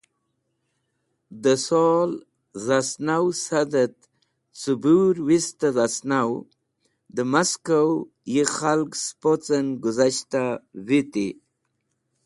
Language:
Wakhi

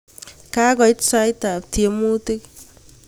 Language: Kalenjin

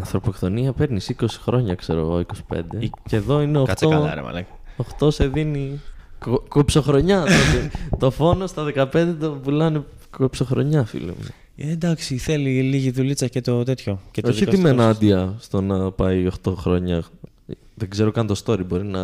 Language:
Greek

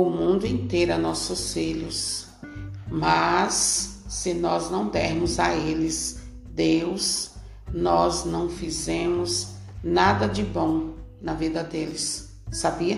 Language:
Portuguese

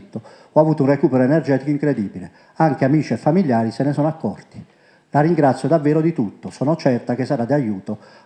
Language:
Italian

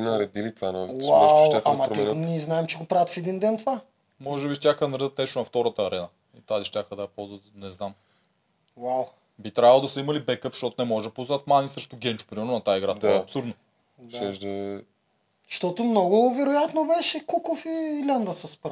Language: Bulgarian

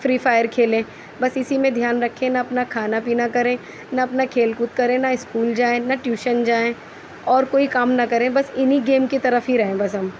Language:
Urdu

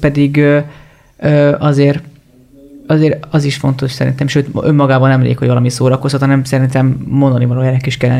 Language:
Hungarian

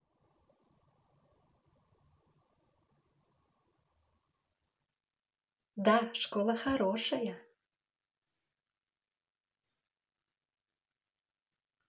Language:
Russian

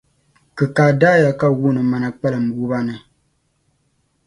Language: Dagbani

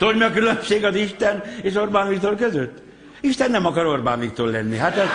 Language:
Hungarian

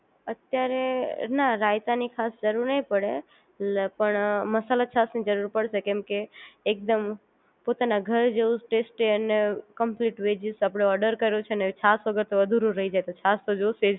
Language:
Gujarati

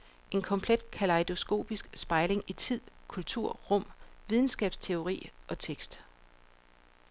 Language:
Danish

